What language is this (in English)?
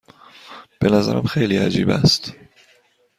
Persian